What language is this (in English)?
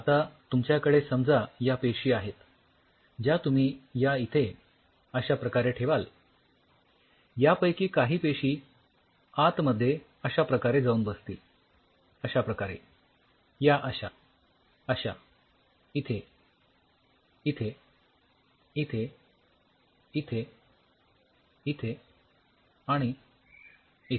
Marathi